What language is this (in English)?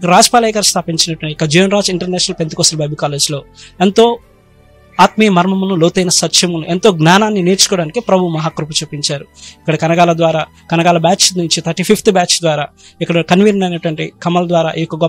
Indonesian